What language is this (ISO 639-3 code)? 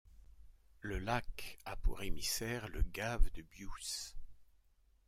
fra